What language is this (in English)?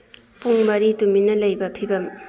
Manipuri